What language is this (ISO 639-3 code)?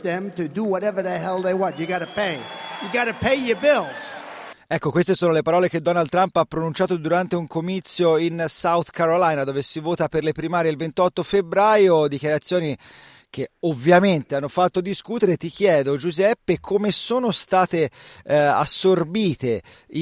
ita